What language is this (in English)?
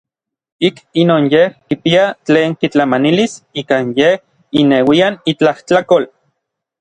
Orizaba Nahuatl